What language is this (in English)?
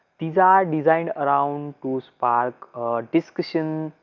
English